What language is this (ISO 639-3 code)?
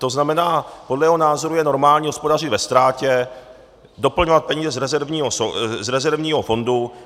ces